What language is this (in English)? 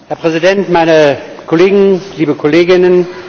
German